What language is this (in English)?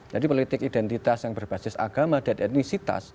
Indonesian